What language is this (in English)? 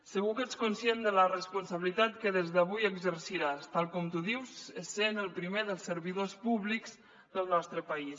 Catalan